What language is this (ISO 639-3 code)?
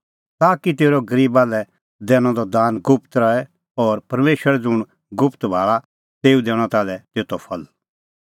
kfx